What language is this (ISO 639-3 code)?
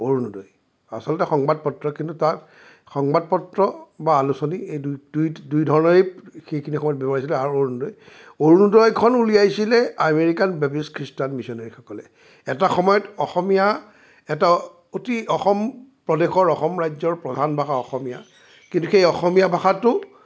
asm